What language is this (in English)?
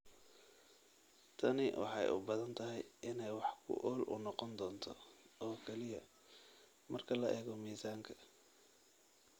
Somali